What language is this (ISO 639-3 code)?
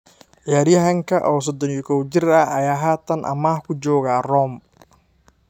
som